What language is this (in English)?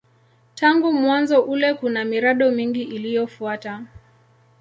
Swahili